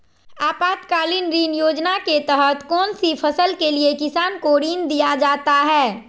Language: Magahi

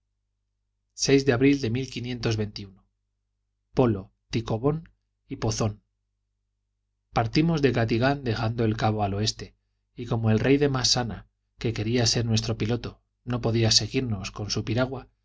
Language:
Spanish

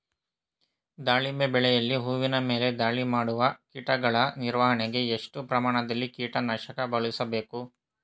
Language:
Kannada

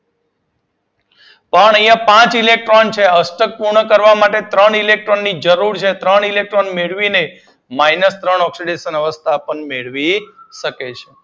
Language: Gujarati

